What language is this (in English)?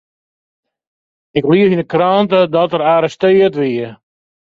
Western Frisian